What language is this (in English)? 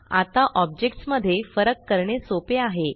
Marathi